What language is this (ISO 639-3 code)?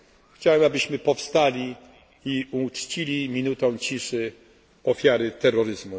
pol